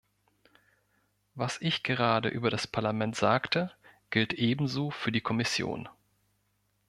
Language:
German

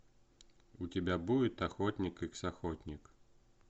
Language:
Russian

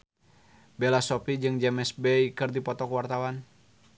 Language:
Sundanese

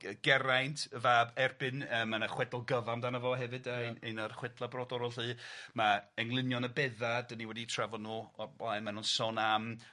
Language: Welsh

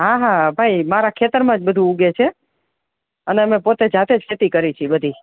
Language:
Gujarati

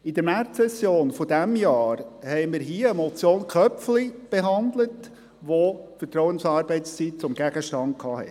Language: Swiss German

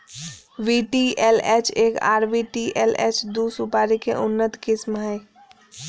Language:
Magahi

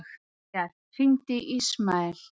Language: Icelandic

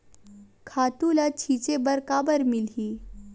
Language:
Chhattisgarhi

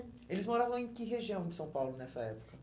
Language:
Portuguese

